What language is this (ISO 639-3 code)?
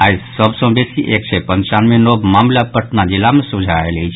mai